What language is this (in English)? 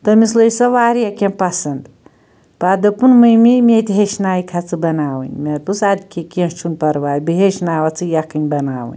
Kashmiri